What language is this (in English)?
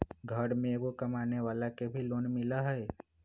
Magahi